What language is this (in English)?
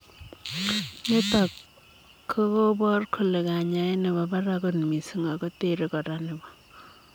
Kalenjin